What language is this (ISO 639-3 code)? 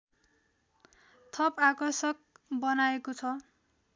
nep